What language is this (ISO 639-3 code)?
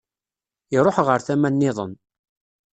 kab